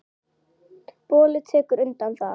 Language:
Icelandic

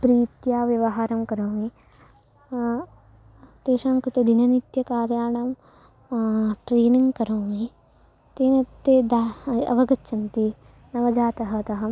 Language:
Sanskrit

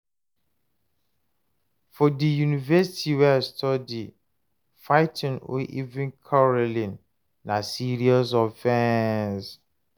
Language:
Nigerian Pidgin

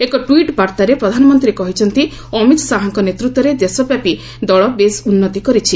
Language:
Odia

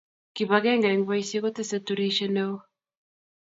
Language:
Kalenjin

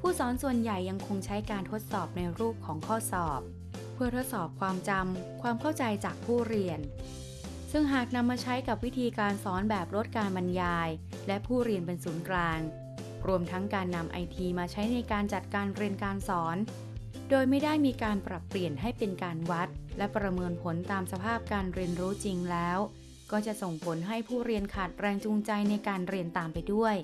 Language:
Thai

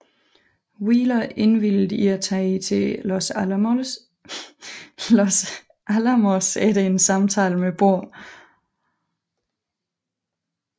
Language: Danish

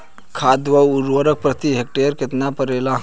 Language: Bhojpuri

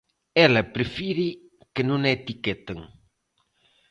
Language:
Galician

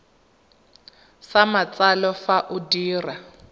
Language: Tswana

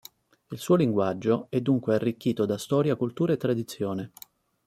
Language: Italian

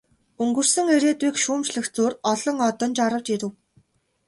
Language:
Mongolian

